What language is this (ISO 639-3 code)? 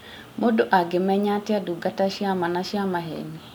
kik